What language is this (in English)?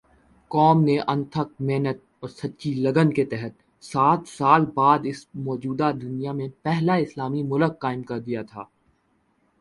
Urdu